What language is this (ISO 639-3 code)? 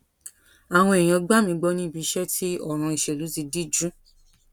yor